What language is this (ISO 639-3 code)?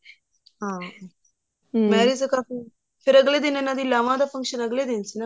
pan